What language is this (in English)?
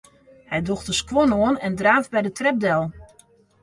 Western Frisian